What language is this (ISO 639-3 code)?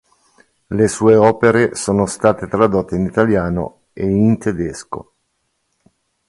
ita